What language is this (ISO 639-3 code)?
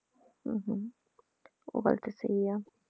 pan